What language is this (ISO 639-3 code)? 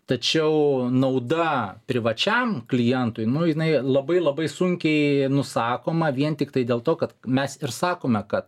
lit